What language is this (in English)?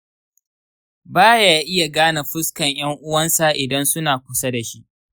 Hausa